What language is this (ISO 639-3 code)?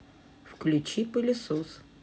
rus